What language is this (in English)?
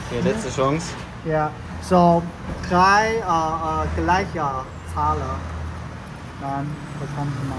German